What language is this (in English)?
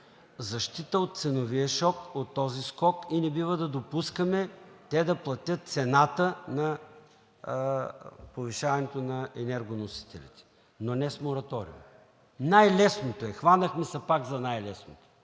Bulgarian